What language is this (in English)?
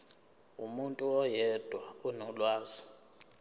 Zulu